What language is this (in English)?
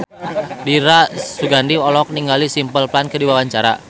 Sundanese